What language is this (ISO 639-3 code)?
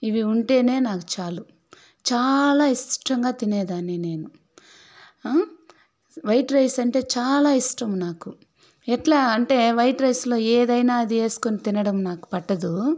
tel